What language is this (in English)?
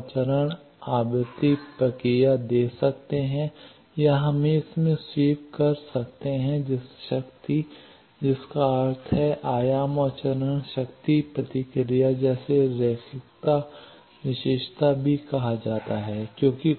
Hindi